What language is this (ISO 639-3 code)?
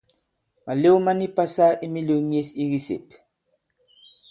abb